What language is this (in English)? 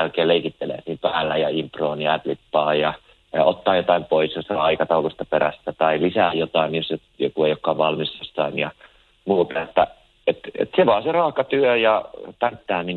Finnish